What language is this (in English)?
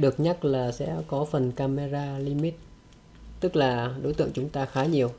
Vietnamese